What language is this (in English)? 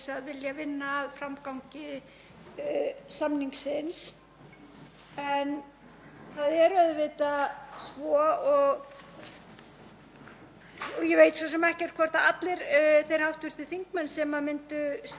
Icelandic